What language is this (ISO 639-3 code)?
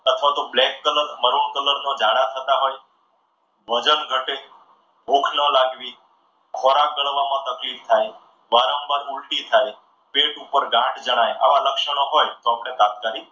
guj